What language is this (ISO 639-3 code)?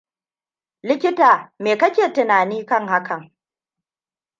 hau